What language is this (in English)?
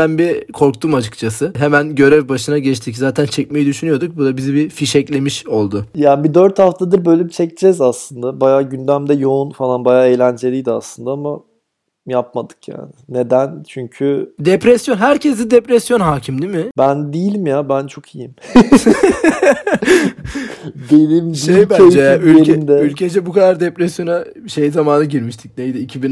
Turkish